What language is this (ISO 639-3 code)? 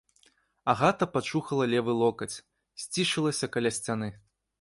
bel